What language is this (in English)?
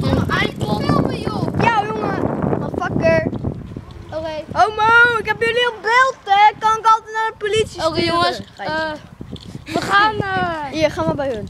Dutch